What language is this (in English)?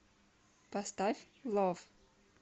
Russian